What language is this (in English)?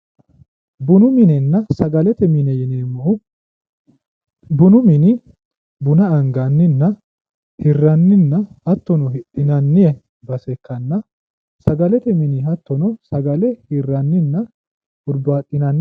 Sidamo